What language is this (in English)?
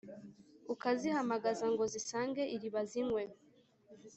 Kinyarwanda